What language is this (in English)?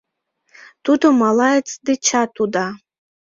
Mari